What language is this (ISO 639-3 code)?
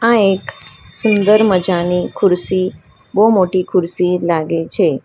guj